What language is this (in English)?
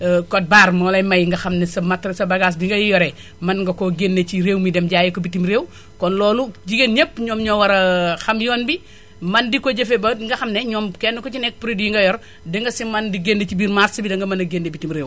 Wolof